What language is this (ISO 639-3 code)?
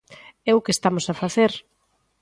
glg